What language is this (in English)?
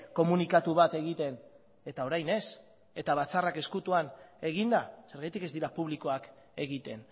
Basque